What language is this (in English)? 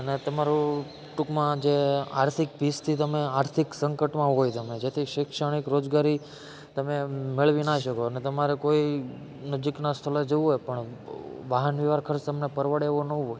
Gujarati